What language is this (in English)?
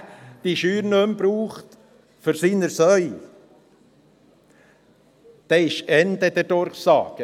Swiss German